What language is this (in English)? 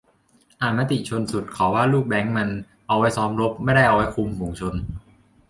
Thai